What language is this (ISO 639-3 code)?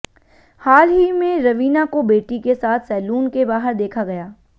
hin